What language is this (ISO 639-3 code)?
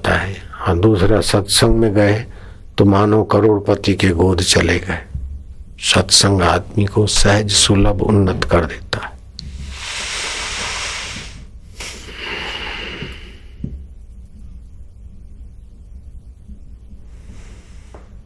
hin